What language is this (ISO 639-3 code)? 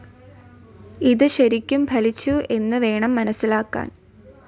mal